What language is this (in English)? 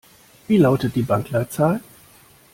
German